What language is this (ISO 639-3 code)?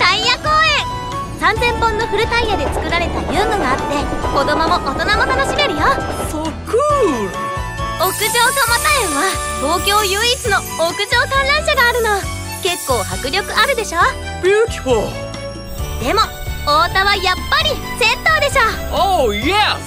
jpn